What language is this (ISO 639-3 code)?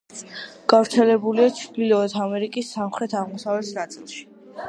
kat